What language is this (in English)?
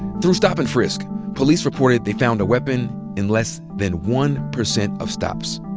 English